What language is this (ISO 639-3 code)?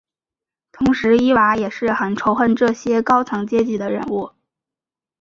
zho